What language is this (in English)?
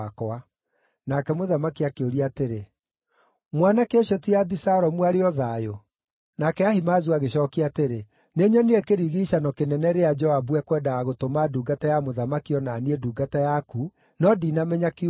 Kikuyu